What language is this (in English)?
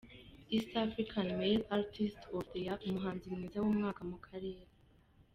Kinyarwanda